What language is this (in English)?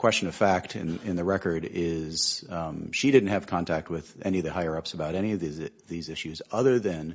English